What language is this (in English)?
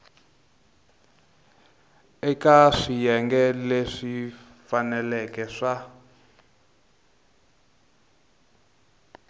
Tsonga